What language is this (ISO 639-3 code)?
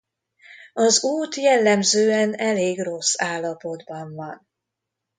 hun